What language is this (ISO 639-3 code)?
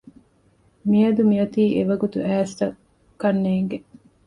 div